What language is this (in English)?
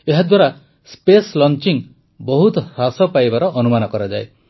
Odia